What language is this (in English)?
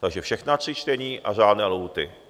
Czech